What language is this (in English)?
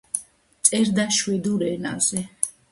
Georgian